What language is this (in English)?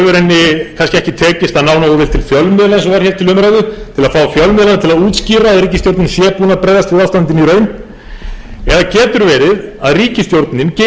Icelandic